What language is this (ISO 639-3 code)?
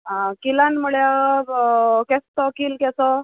kok